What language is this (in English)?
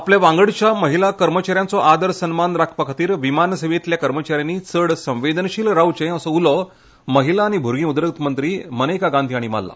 Konkani